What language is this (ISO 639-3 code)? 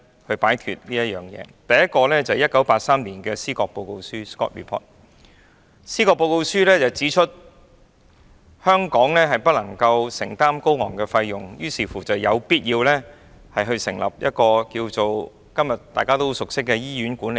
yue